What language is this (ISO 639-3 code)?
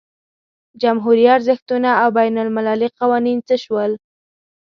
pus